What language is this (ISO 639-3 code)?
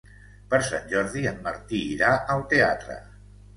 cat